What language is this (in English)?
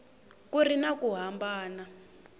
Tsonga